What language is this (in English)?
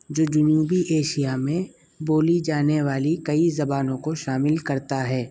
Urdu